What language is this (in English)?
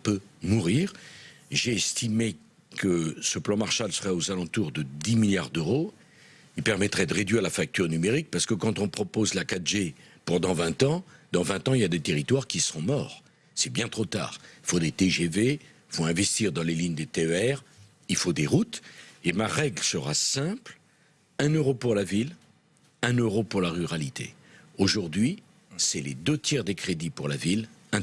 French